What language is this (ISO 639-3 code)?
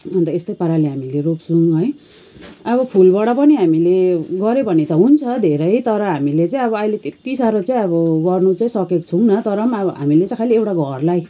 nep